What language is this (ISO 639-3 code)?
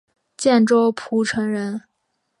zho